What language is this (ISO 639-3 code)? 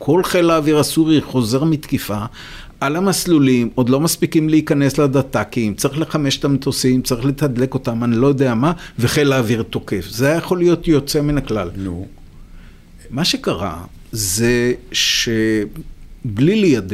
heb